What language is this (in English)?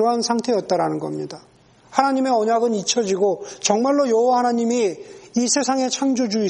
Korean